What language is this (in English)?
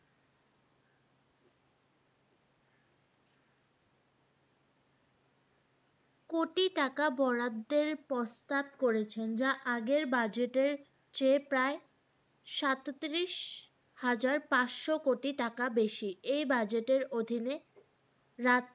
Bangla